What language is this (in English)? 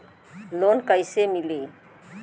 Bhojpuri